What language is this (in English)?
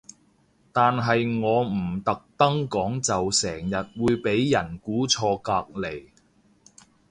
Cantonese